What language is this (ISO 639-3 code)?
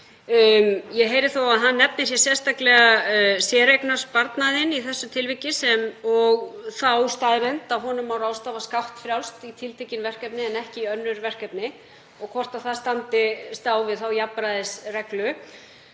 isl